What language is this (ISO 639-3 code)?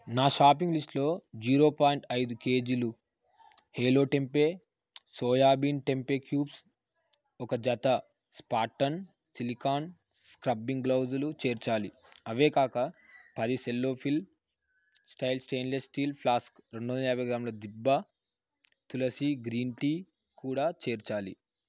tel